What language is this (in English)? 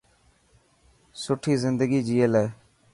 Dhatki